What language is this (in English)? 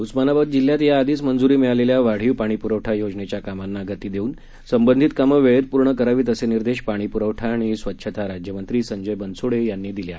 Marathi